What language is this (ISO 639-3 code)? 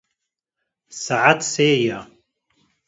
kur